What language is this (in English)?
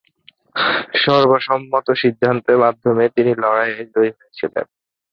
Bangla